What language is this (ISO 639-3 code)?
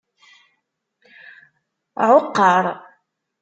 kab